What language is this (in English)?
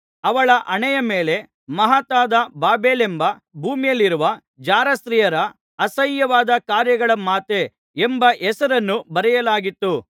Kannada